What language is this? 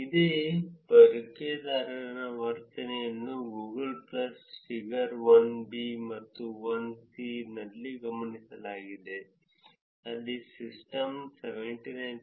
Kannada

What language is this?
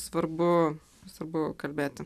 Lithuanian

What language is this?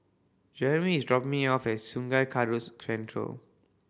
English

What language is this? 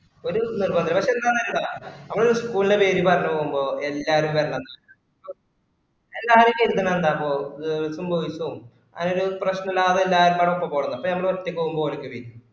Malayalam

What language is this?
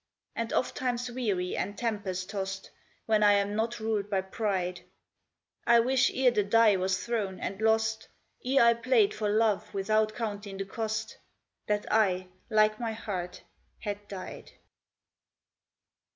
English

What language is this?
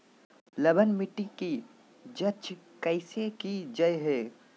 Magahi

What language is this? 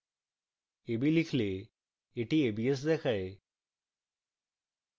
Bangla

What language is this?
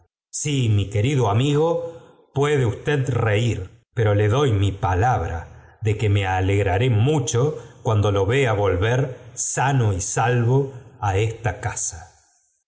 Spanish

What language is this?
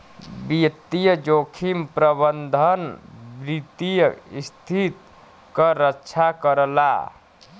Bhojpuri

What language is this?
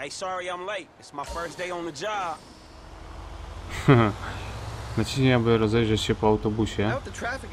Polish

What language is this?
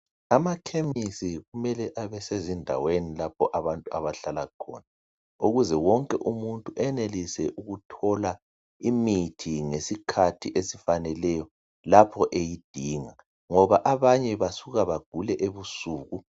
North Ndebele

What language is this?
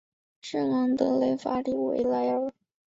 Chinese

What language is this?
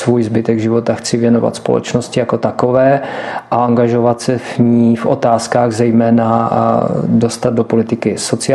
Czech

